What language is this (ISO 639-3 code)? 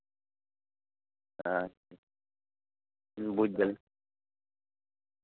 sat